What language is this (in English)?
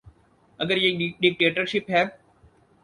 Urdu